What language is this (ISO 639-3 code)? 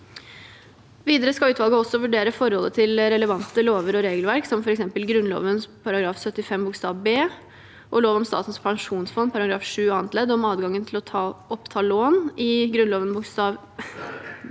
nor